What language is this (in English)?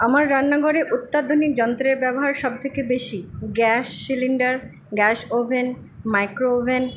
Bangla